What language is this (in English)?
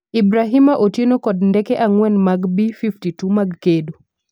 Luo (Kenya and Tanzania)